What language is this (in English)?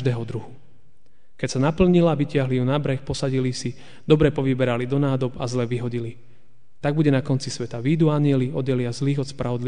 Slovak